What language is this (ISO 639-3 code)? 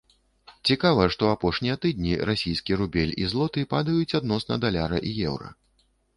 bel